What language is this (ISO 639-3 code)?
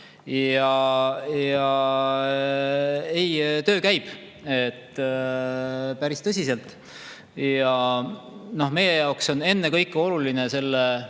est